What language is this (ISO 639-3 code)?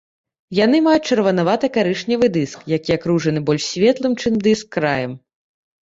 bel